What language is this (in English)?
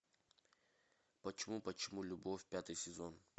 Russian